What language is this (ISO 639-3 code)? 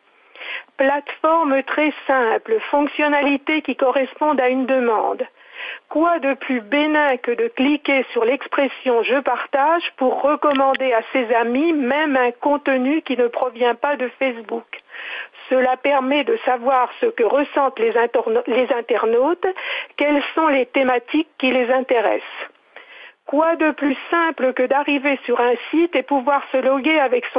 fra